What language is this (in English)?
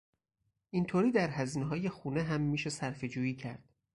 Persian